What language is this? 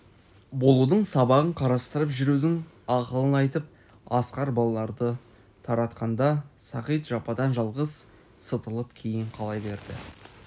Kazakh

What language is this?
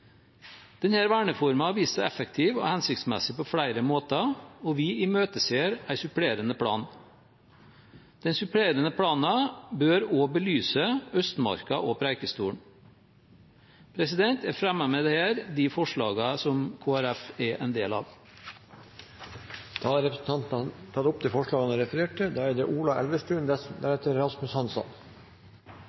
Norwegian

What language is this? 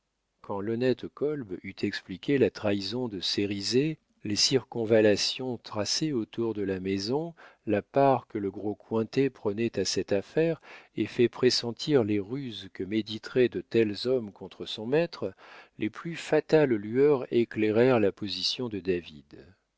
French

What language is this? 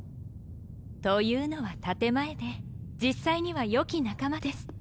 Japanese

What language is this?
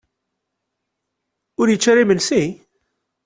Kabyle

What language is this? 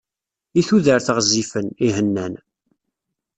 Kabyle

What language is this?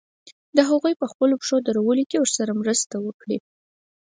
Pashto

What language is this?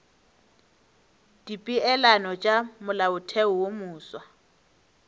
Northern Sotho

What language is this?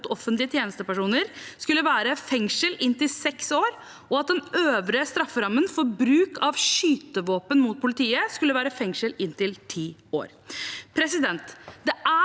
Norwegian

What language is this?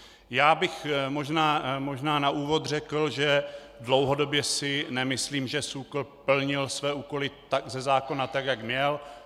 Czech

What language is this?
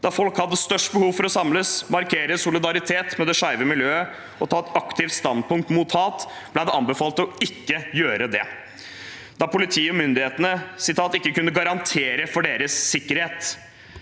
Norwegian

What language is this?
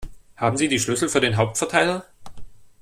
German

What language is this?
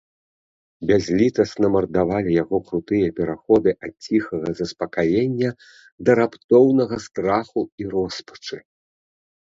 Belarusian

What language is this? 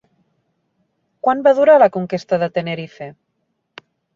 Catalan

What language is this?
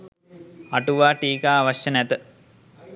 Sinhala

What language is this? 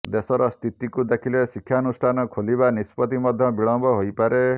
Odia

